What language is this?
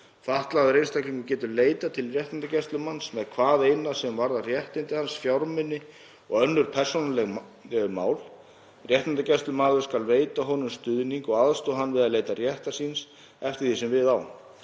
Icelandic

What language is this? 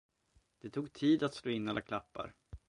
Swedish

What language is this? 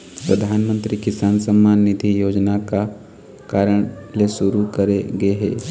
Chhattisgarhi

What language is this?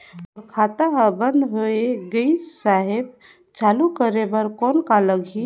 Chhattisgarhi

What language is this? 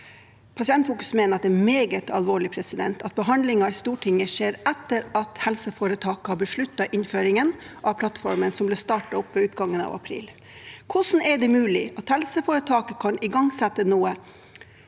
Norwegian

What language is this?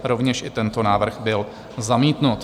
Czech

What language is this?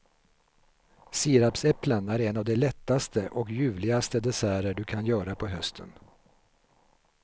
Swedish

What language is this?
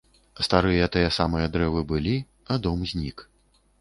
Belarusian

